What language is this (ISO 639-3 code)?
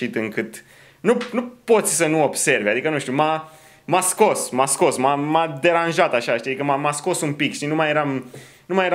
ron